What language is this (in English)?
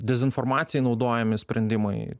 Lithuanian